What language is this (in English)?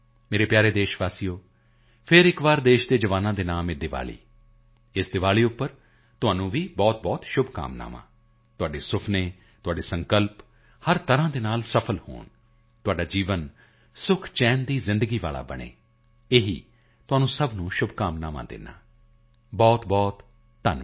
Punjabi